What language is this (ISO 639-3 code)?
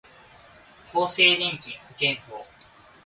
jpn